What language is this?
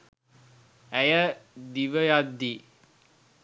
Sinhala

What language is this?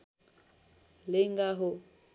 Nepali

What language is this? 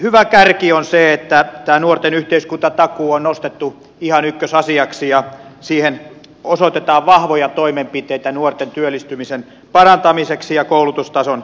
Finnish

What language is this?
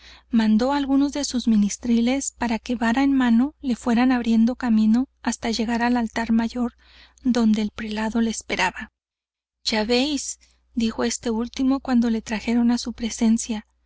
Spanish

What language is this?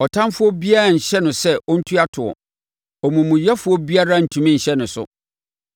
Akan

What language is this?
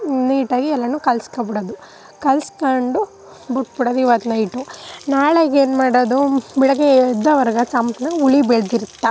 Kannada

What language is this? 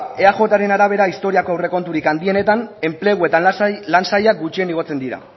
Basque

